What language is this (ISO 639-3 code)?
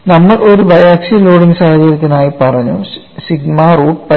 mal